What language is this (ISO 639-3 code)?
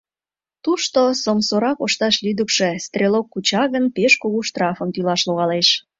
chm